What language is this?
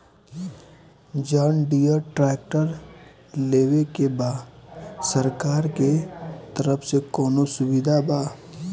Bhojpuri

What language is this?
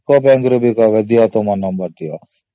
Odia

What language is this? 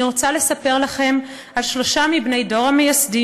Hebrew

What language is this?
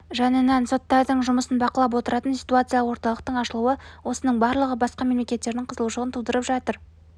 Kazakh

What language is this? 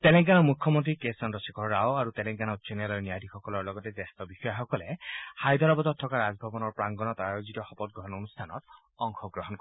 Assamese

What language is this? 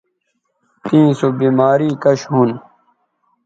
Bateri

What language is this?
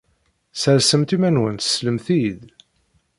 Kabyle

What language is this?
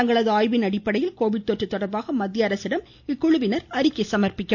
Tamil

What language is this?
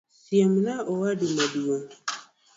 Luo (Kenya and Tanzania)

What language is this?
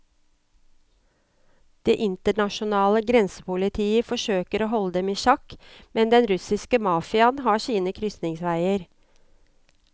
Norwegian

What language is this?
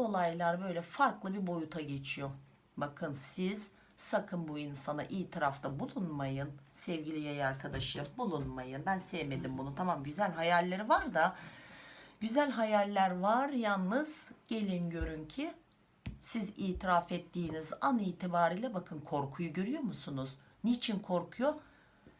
Turkish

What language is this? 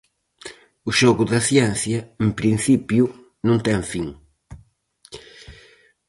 Galician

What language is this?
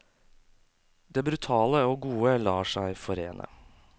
Norwegian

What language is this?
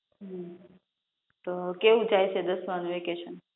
Gujarati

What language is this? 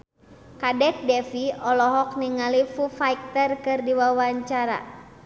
Sundanese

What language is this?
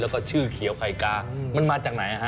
Thai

